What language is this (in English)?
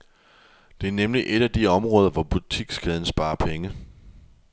Danish